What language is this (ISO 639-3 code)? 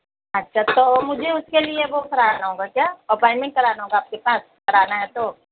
urd